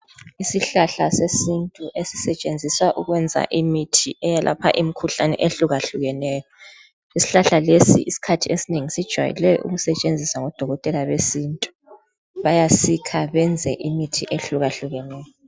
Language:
North Ndebele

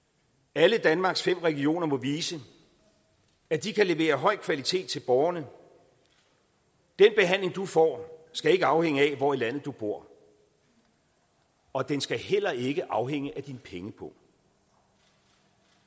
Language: Danish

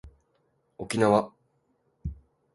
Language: Japanese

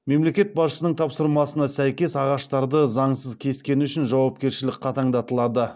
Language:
Kazakh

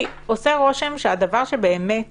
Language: Hebrew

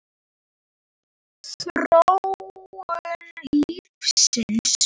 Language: Icelandic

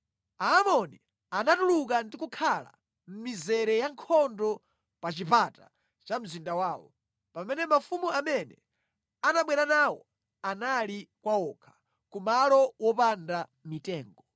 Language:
Nyanja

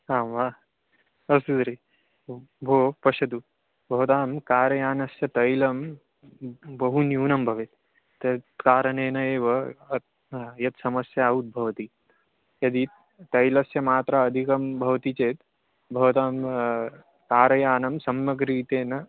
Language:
Sanskrit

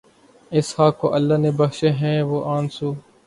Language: Urdu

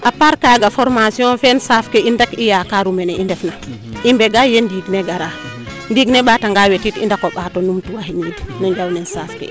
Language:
Serer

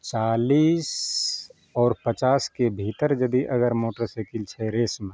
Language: Maithili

